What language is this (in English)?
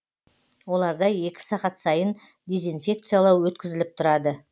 Kazakh